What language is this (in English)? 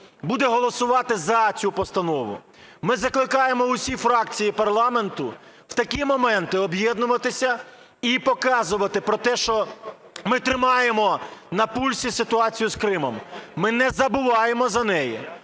Ukrainian